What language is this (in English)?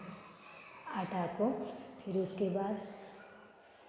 Hindi